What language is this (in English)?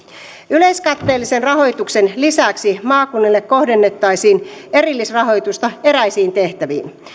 Finnish